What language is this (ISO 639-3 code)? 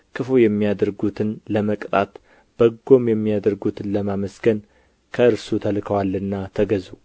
amh